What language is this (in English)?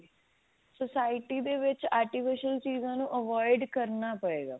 Punjabi